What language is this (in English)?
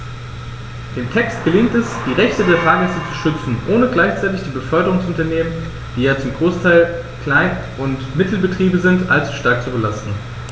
German